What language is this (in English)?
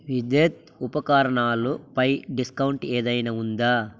Telugu